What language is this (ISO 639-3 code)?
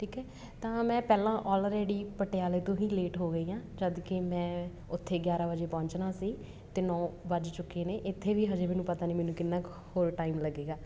pan